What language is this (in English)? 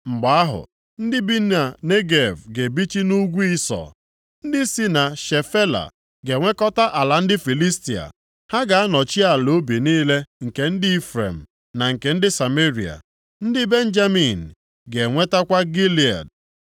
Igbo